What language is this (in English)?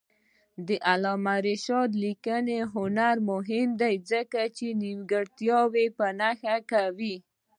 Pashto